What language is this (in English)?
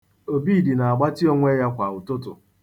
Igbo